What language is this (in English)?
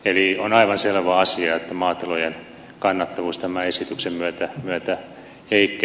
Finnish